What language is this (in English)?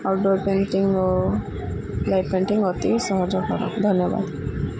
Odia